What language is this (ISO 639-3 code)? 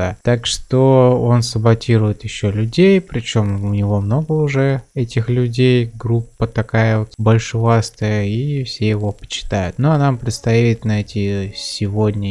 rus